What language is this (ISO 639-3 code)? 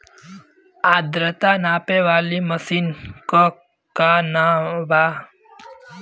bho